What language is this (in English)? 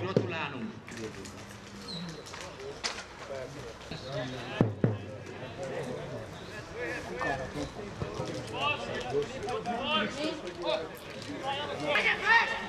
Hungarian